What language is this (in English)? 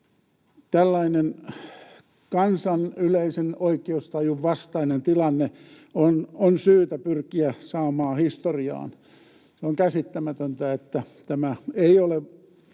Finnish